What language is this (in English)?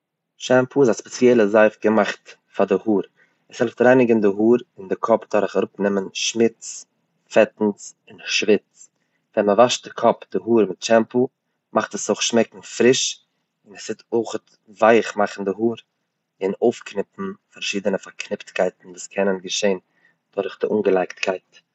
Yiddish